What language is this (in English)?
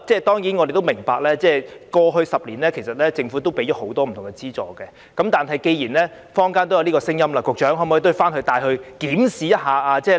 Cantonese